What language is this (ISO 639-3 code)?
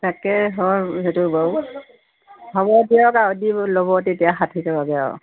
asm